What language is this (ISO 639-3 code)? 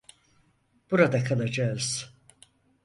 tur